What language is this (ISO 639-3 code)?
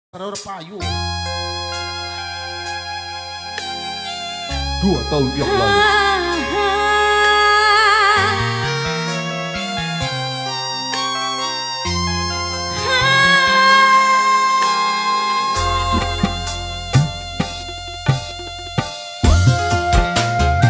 ind